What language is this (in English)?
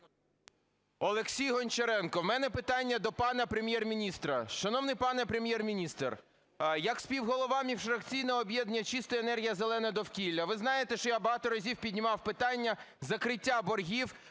Ukrainian